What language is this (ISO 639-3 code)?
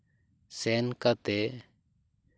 sat